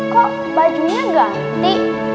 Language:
Indonesian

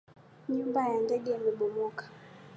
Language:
Swahili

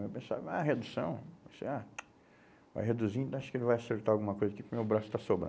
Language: Portuguese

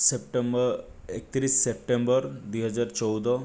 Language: Odia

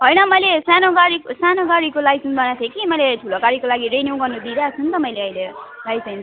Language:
Nepali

